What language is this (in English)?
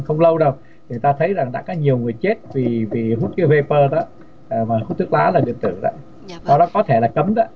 Vietnamese